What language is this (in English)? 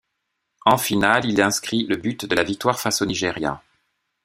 French